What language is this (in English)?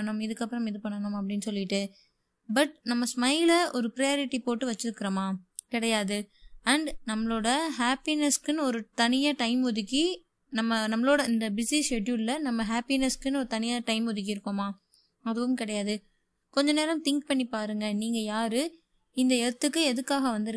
Tamil